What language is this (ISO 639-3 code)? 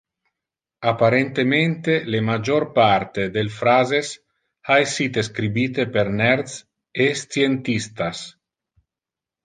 ina